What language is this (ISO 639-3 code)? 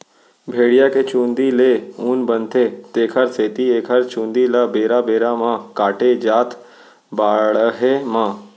hne